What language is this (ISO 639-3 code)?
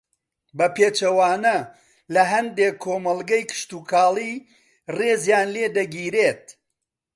ckb